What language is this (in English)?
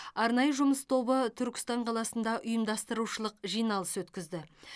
Kazakh